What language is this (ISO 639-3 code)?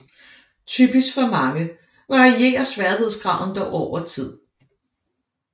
dan